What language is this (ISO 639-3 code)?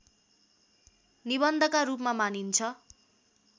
nep